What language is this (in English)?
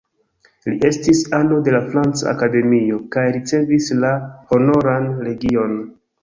Esperanto